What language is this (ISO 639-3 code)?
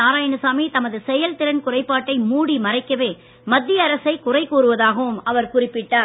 tam